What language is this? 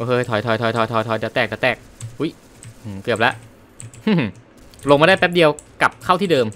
Thai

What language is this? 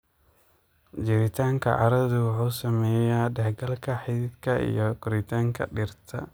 Somali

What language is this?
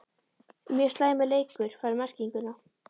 Icelandic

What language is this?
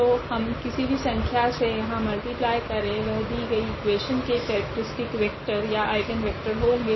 Hindi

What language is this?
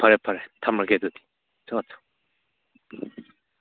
Manipuri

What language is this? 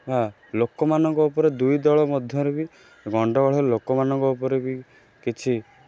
Odia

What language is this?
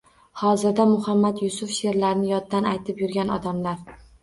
Uzbek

